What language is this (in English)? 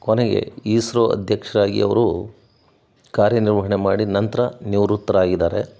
Kannada